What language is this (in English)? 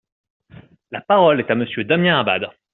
French